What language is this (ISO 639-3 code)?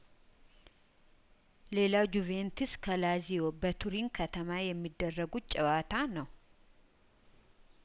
amh